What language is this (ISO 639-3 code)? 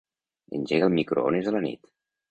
cat